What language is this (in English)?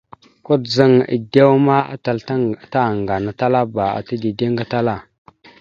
Mada (Cameroon)